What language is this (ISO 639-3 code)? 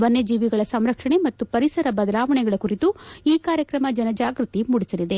kan